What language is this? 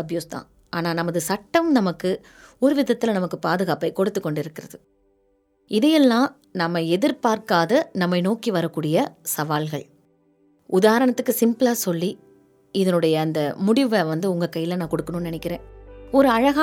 Tamil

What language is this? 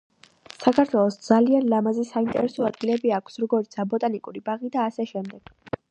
Georgian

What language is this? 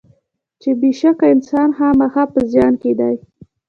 Pashto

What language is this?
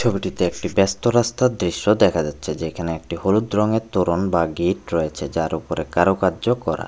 Bangla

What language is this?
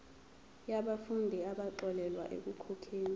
Zulu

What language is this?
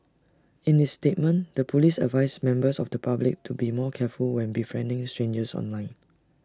English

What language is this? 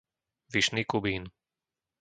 Slovak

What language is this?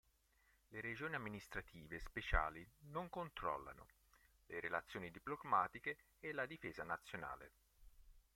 Italian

